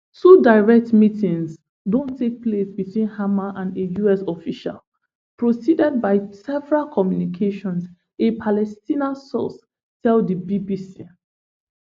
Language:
Nigerian Pidgin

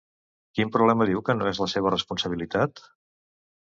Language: Catalan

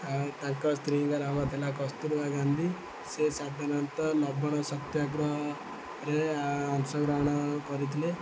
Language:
Odia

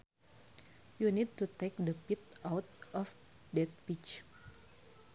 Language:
Sundanese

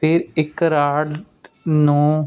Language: Punjabi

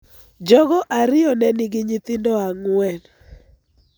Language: Luo (Kenya and Tanzania)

